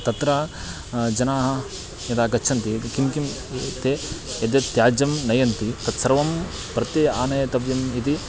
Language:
Sanskrit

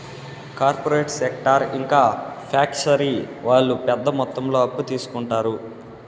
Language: Telugu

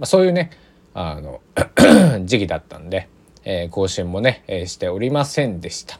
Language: Japanese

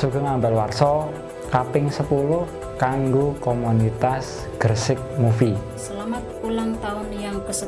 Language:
Indonesian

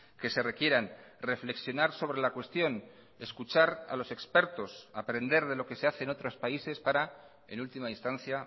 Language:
Spanish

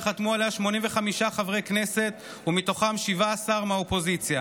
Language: Hebrew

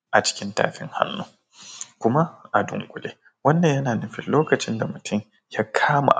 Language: Hausa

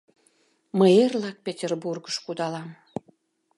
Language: Mari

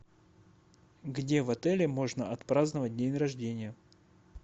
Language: Russian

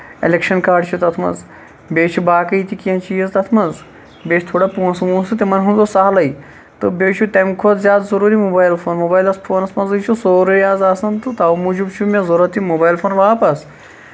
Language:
Kashmiri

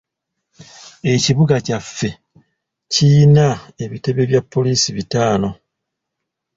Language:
Ganda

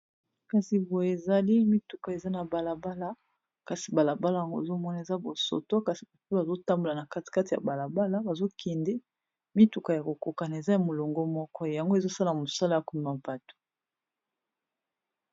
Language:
Lingala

